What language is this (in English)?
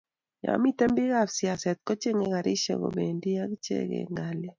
Kalenjin